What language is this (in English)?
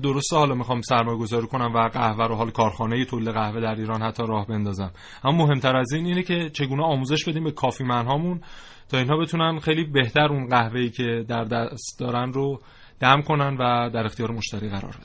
Persian